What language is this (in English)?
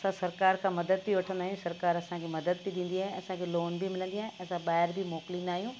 Sindhi